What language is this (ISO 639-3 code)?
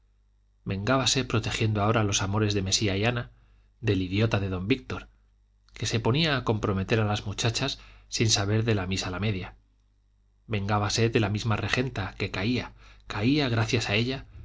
spa